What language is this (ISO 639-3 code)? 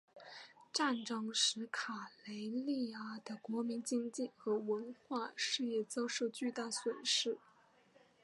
zho